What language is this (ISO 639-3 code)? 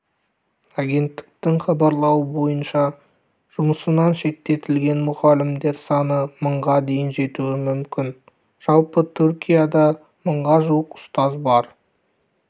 kaz